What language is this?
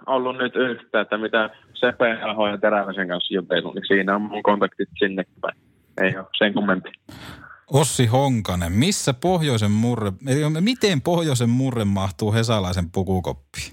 Finnish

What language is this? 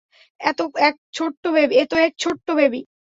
Bangla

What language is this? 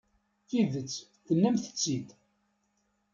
Kabyle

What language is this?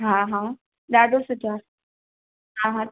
Sindhi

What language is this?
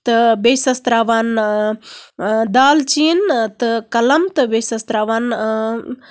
Kashmiri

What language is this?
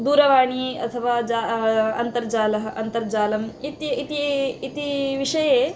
Sanskrit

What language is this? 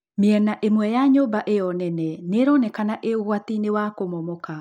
Kikuyu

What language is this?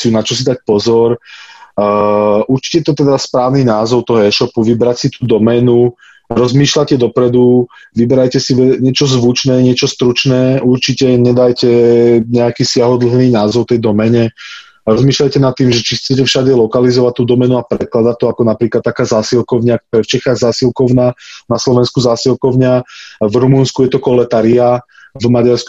Slovak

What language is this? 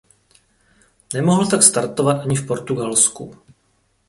Czech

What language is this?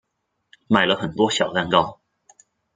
Chinese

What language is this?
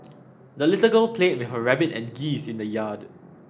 English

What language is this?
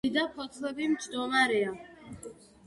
Georgian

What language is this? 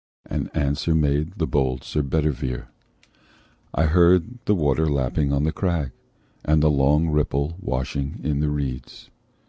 English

